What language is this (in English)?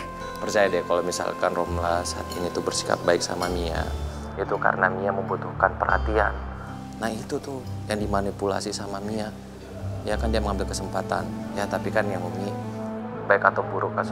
Indonesian